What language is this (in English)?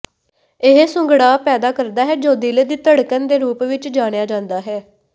Punjabi